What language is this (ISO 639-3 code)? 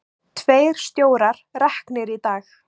isl